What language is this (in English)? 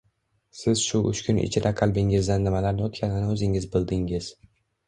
Uzbek